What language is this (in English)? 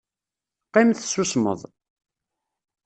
Kabyle